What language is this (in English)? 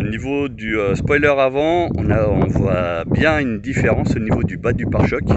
French